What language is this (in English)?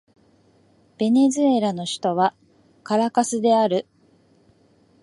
Japanese